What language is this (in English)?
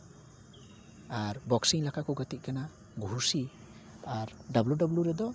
Santali